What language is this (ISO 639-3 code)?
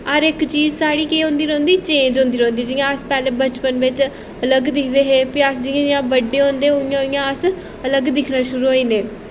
doi